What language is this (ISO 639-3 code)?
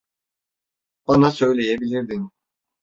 tur